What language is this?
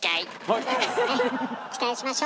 Japanese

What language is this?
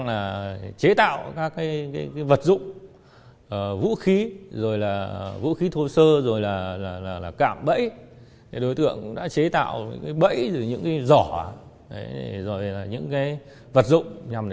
Vietnamese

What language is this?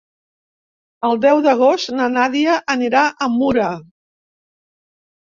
Catalan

